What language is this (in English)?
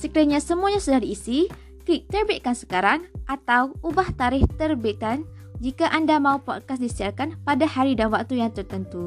Malay